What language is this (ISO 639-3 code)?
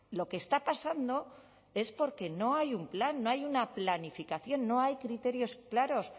spa